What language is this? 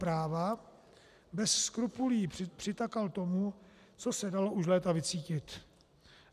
Czech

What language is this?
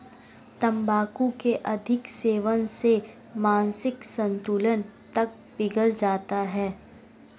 Hindi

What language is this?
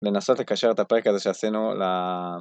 Hebrew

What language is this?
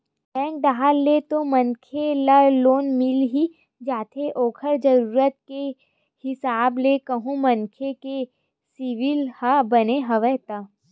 Chhattisgarhi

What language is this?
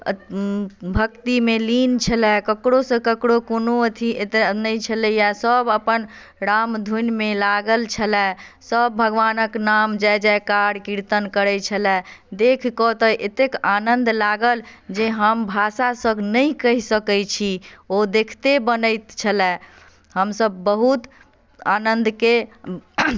Maithili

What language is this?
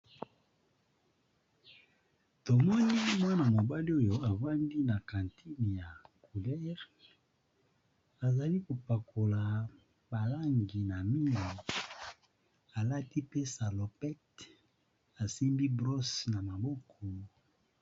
Lingala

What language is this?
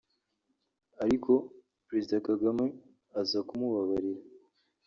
Kinyarwanda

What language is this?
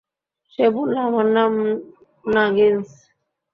Bangla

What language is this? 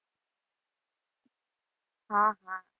Gujarati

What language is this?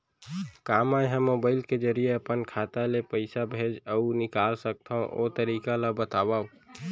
Chhattisgarhi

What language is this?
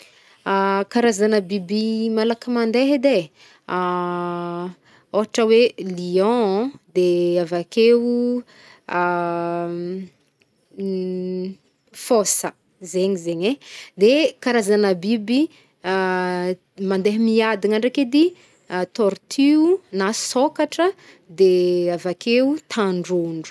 Northern Betsimisaraka Malagasy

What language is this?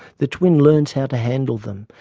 English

